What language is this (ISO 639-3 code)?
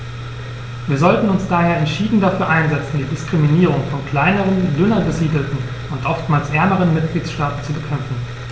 deu